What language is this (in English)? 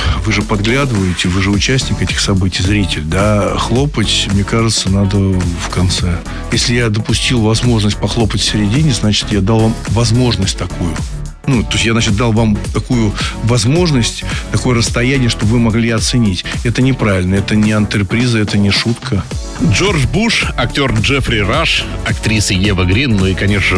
Russian